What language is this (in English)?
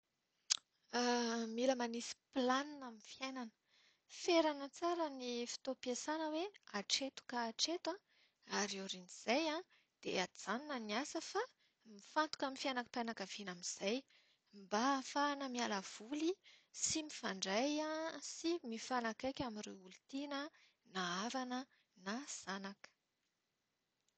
Malagasy